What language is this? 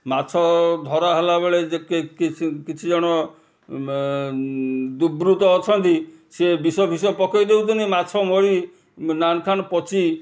Odia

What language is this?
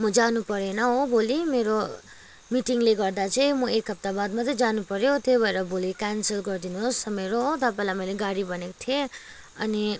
Nepali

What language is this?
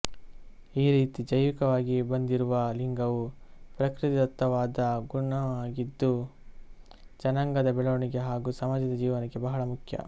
Kannada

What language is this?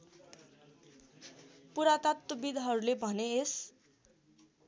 Nepali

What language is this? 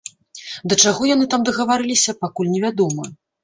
Belarusian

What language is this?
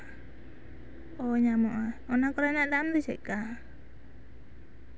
Santali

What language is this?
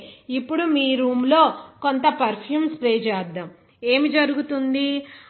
Telugu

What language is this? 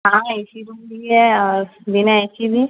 Urdu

